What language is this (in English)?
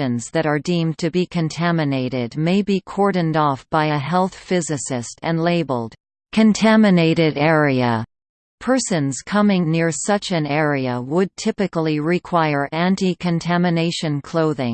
English